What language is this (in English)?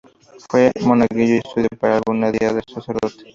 Spanish